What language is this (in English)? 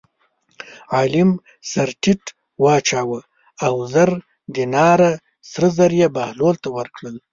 Pashto